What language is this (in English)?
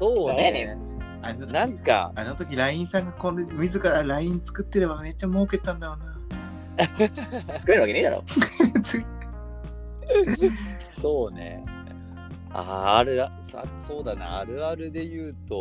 Japanese